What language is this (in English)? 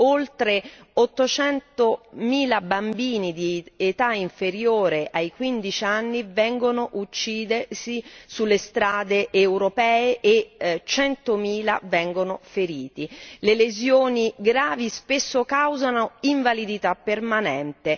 Italian